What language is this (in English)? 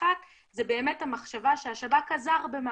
Hebrew